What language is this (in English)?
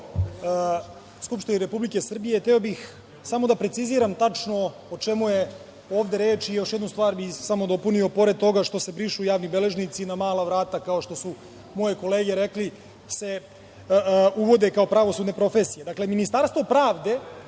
Serbian